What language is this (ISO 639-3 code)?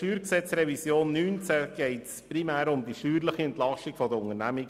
gsw